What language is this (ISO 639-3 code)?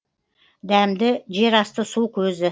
kaz